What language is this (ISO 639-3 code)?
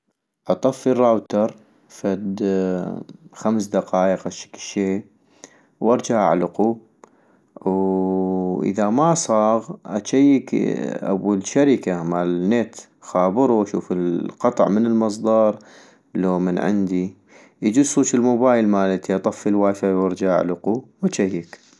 ayp